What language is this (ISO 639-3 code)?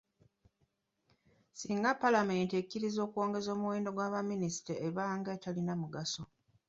lug